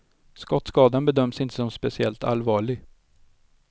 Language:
Swedish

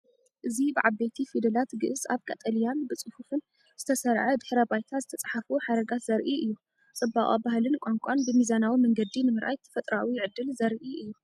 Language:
Tigrinya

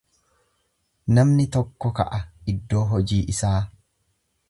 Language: Oromo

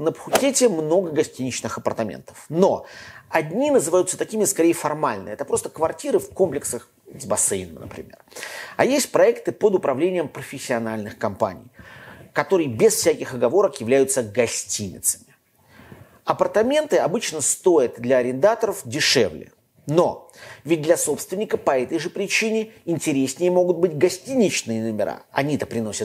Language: Russian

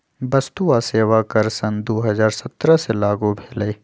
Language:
Magahi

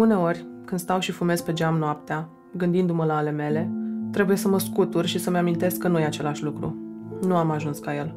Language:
Romanian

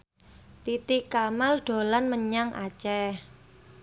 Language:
Javanese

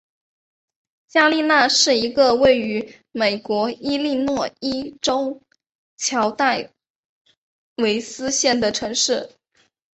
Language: Chinese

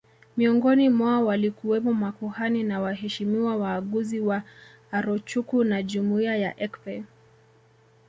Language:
Swahili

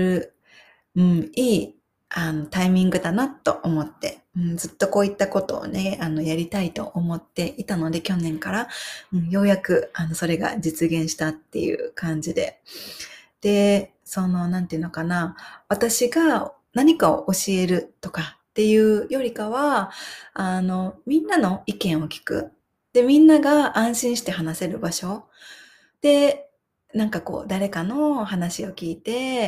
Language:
Japanese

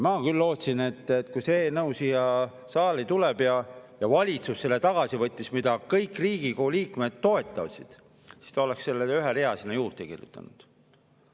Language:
Estonian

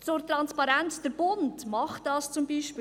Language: Swiss German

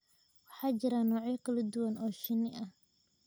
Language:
Somali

